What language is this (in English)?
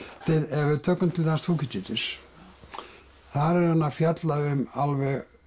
Icelandic